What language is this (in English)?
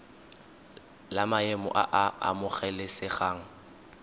Tswana